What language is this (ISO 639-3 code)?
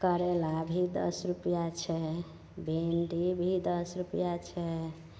mai